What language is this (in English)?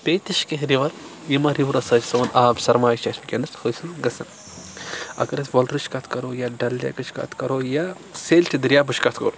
Kashmiri